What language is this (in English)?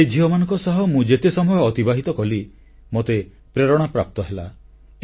Odia